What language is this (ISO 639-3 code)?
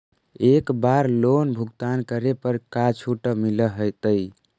mag